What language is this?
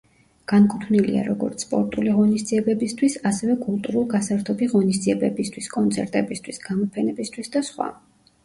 Georgian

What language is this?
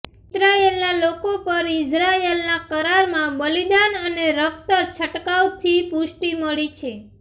Gujarati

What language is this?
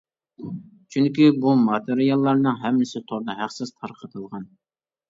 Uyghur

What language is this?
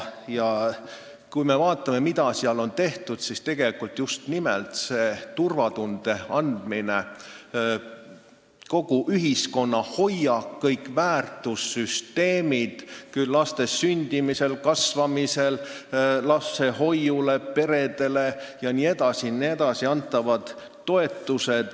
Estonian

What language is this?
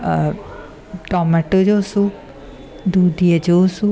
Sindhi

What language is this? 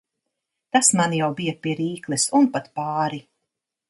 Latvian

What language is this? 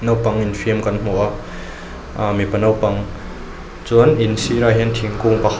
Mizo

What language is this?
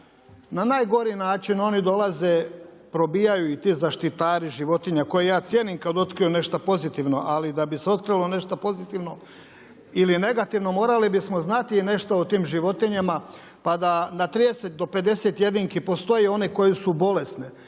Croatian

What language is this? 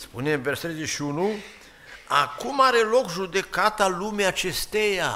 Romanian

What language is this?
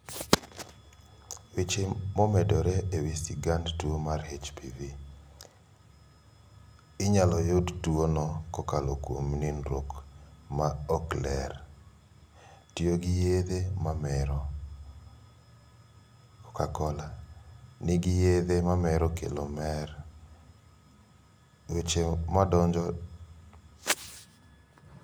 Luo (Kenya and Tanzania)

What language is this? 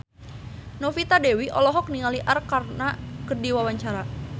Sundanese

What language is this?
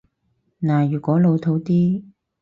Cantonese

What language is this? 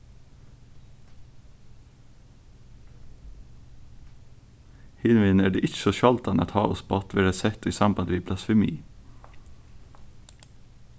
Faroese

